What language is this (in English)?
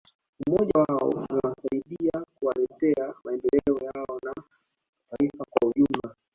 Swahili